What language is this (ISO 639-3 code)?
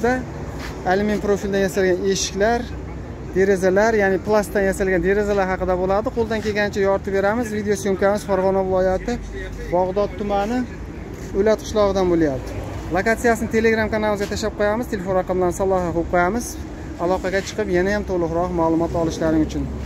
tur